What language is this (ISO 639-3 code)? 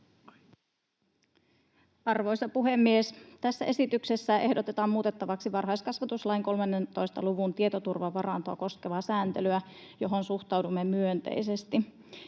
fin